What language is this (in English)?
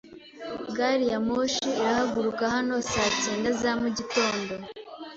Kinyarwanda